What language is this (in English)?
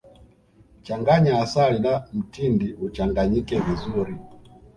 Swahili